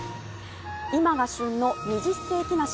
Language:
Japanese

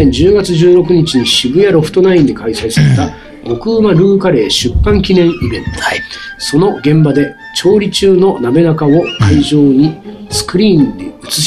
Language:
Japanese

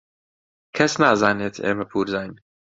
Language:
Central Kurdish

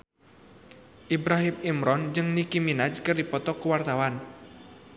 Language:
Sundanese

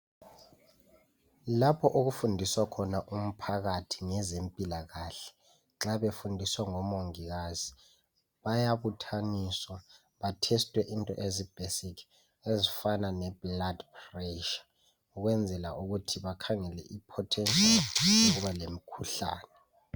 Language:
North Ndebele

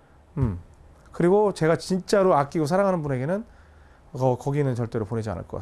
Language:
Korean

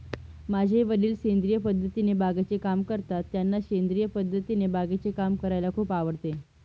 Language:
Marathi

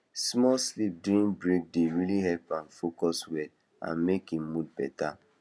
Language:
Nigerian Pidgin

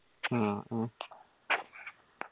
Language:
Malayalam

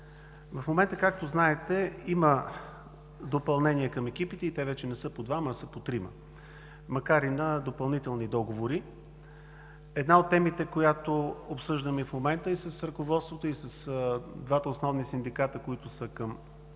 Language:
Bulgarian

